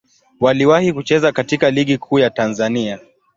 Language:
Swahili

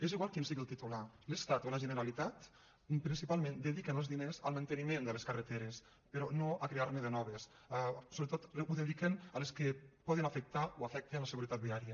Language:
Catalan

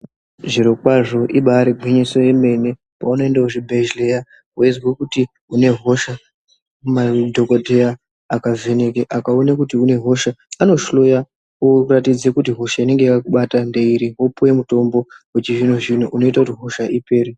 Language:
Ndau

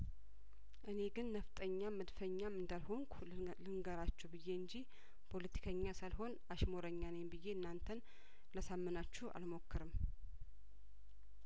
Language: Amharic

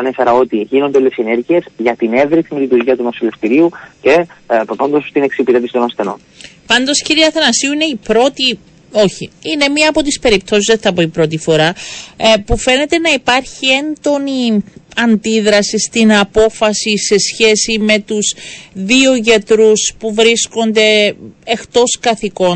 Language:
Greek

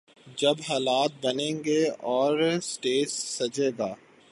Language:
Urdu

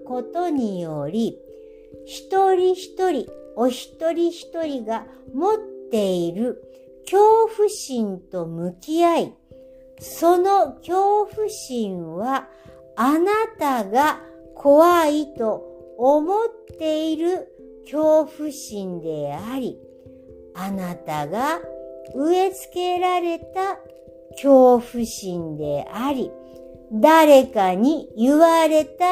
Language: Japanese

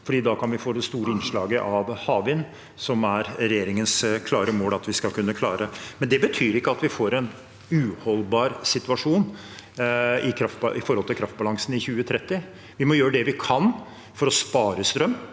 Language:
Norwegian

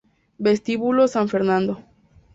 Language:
Spanish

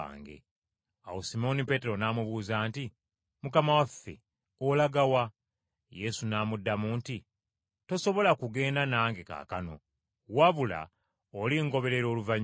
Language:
Ganda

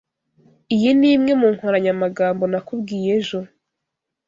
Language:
Kinyarwanda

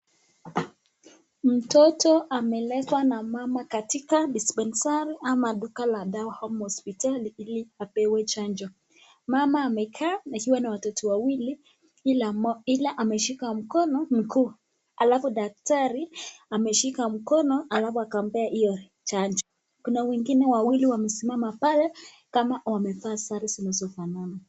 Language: Swahili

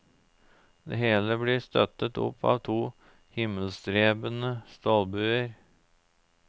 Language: Norwegian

